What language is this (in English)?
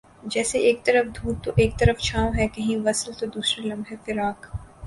Urdu